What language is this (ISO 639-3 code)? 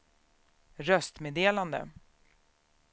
swe